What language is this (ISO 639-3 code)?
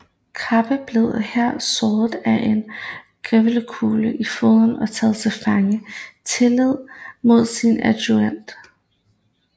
dan